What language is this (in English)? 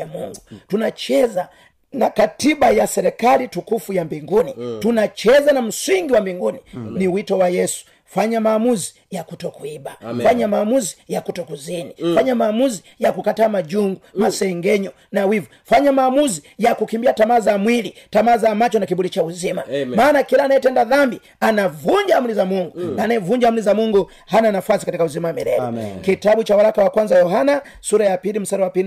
Swahili